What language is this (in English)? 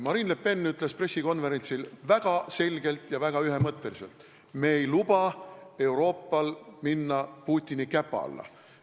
Estonian